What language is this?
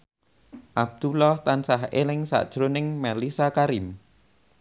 Javanese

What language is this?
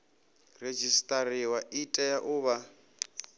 Venda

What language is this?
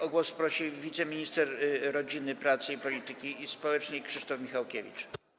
Polish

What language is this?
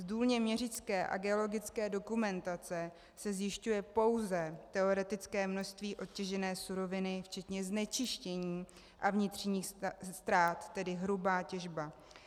Czech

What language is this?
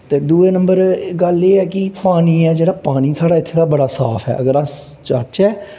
Dogri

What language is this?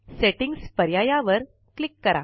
Marathi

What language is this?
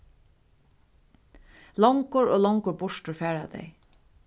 Faroese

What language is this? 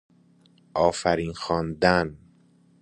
Persian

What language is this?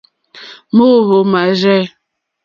Mokpwe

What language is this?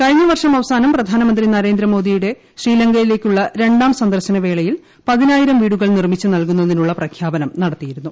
Malayalam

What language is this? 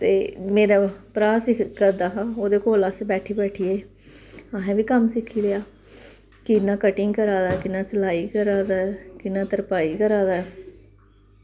Dogri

